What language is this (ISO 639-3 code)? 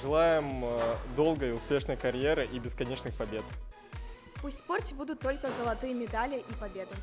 rus